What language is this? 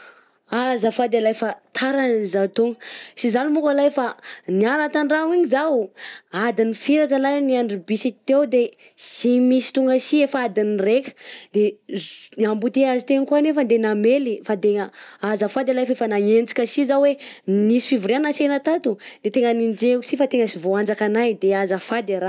Southern Betsimisaraka Malagasy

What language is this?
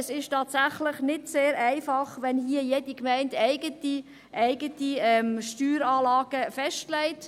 Swiss German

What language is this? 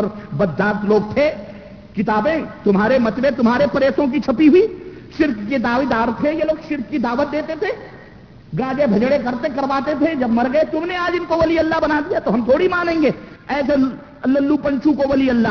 Urdu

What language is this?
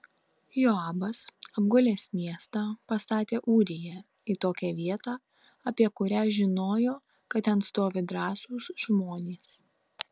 Lithuanian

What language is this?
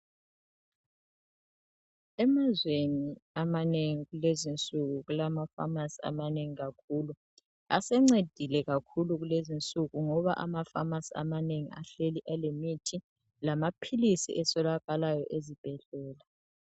North Ndebele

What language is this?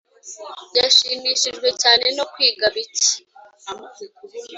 Kinyarwanda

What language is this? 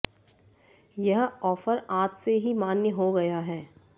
Hindi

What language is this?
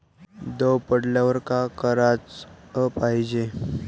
Marathi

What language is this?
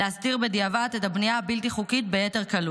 Hebrew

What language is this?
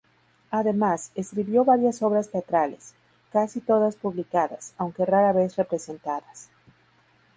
Spanish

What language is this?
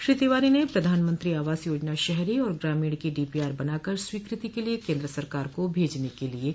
Hindi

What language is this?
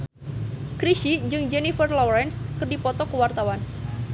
Sundanese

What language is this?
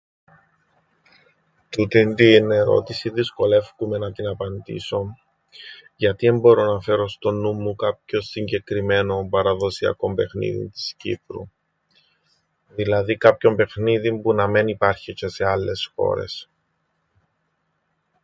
Greek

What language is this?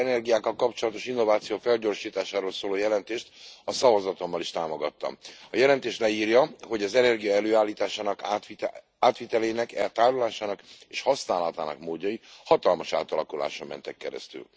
Hungarian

